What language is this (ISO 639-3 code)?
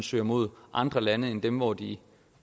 dan